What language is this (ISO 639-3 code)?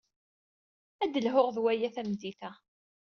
kab